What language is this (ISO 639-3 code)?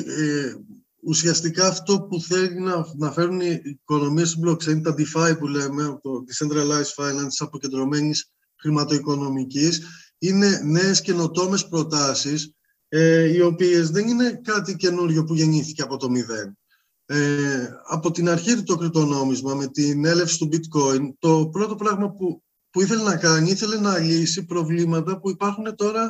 ell